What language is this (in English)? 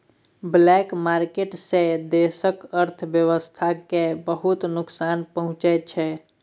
Maithili